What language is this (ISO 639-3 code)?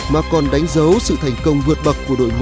vie